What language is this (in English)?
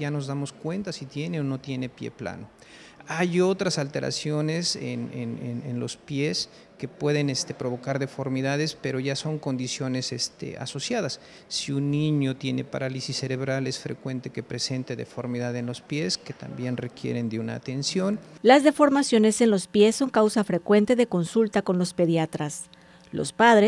Spanish